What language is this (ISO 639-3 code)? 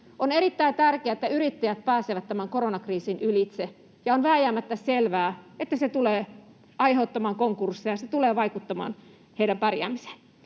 fin